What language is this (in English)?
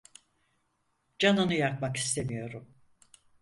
Turkish